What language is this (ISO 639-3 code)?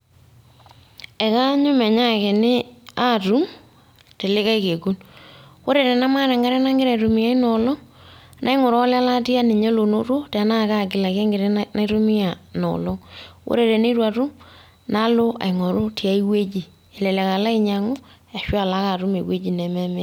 mas